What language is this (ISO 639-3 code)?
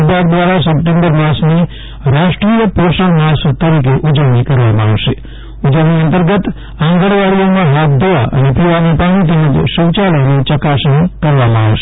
guj